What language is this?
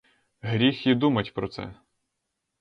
Ukrainian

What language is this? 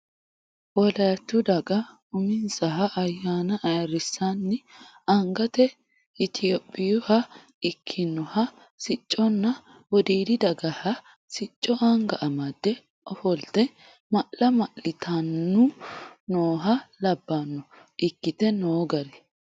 Sidamo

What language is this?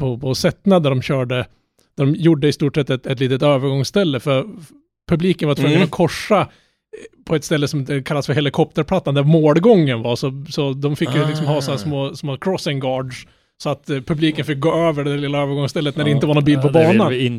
Swedish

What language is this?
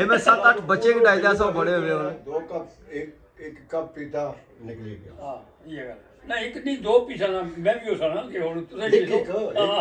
Punjabi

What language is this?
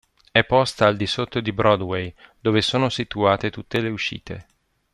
Italian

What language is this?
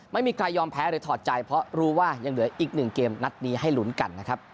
Thai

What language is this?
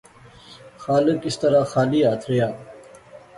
Pahari-Potwari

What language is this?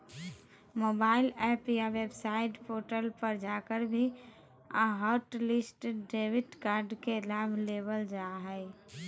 Magahi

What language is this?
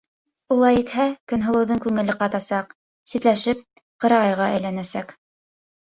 Bashkir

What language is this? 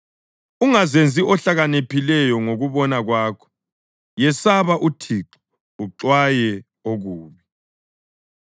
North Ndebele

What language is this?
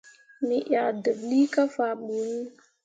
Mundang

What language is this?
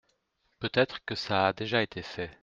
French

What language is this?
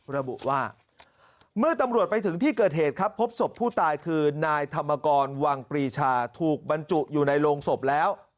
Thai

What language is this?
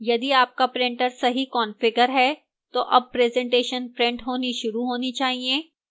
Hindi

